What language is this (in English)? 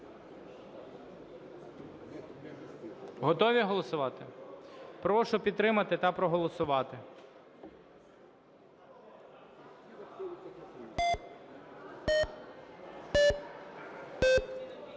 Ukrainian